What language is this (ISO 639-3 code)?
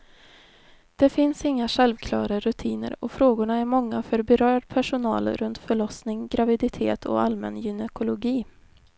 swe